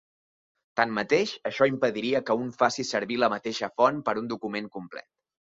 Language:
Catalan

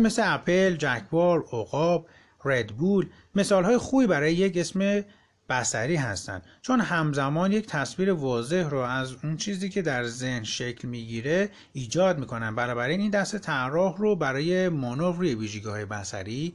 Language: Persian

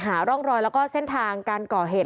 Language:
Thai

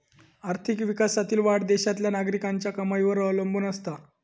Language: Marathi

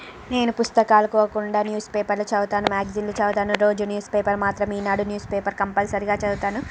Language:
Telugu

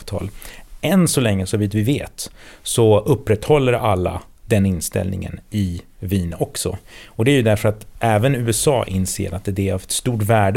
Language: Swedish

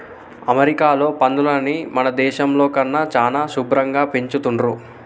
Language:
Telugu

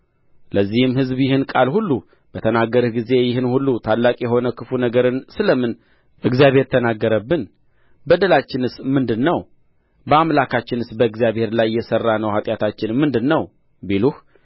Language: Amharic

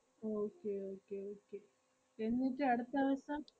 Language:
Malayalam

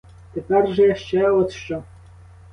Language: Ukrainian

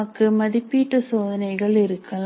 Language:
Tamil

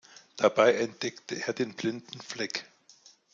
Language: German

